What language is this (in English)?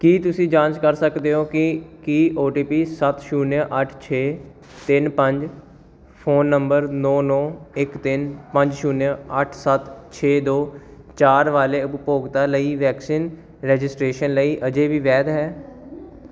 Punjabi